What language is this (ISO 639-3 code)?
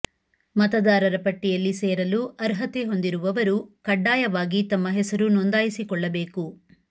kan